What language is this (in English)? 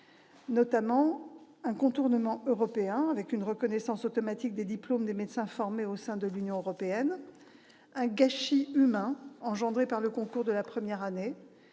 French